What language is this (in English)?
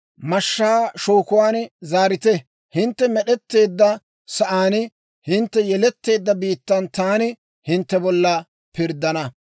Dawro